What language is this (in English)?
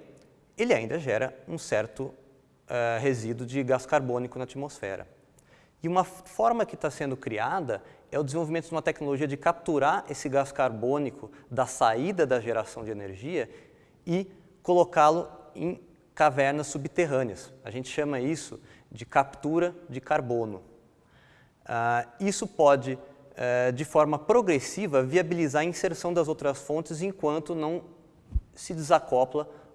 Portuguese